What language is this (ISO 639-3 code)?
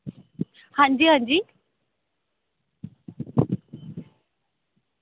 doi